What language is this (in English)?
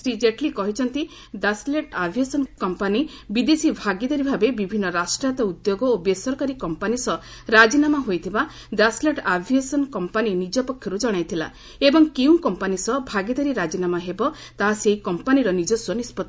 Odia